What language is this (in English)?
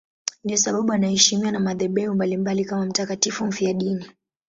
Swahili